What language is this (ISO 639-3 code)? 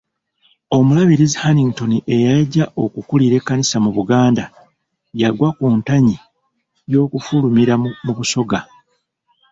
lug